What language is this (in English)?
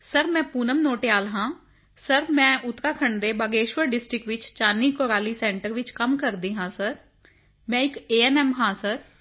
Punjabi